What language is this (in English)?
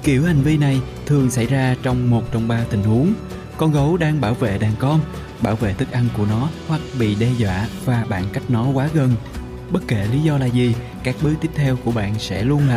Vietnamese